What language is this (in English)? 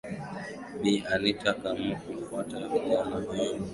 Swahili